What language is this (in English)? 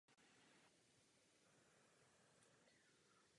Czech